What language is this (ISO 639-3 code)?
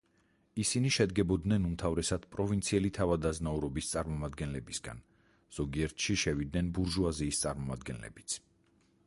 kat